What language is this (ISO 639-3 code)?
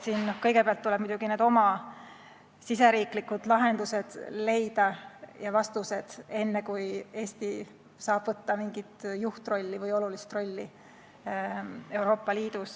est